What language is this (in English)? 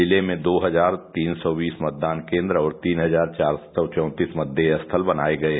Hindi